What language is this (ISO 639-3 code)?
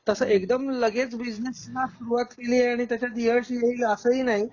mar